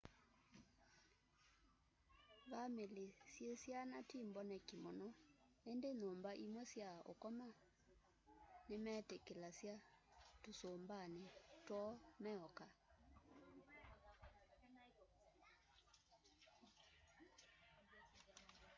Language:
Kamba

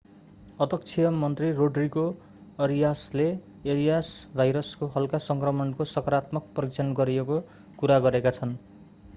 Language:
Nepali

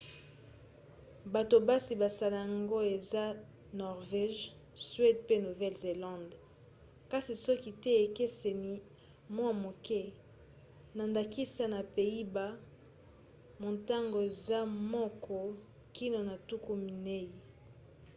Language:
Lingala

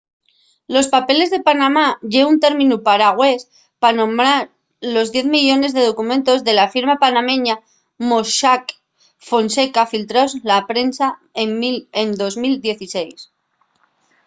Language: Asturian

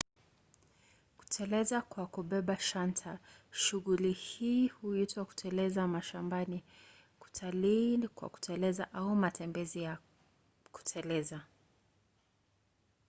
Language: Swahili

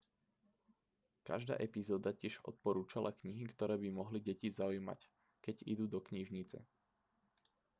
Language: Slovak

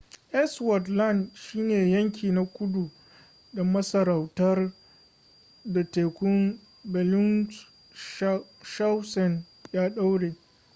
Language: Hausa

